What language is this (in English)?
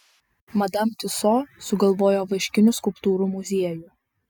Lithuanian